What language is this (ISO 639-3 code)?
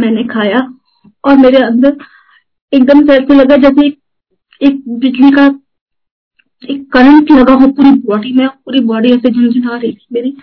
hin